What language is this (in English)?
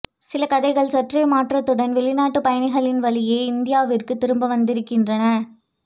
Tamil